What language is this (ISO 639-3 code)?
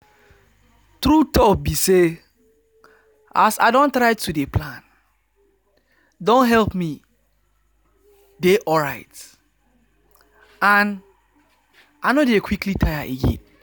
pcm